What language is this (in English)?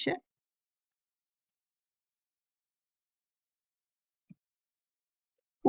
Italian